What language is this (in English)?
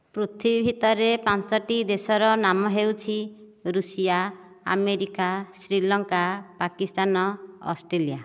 Odia